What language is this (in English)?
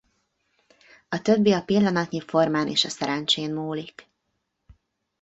Hungarian